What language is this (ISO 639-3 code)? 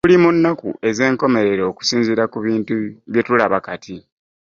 lug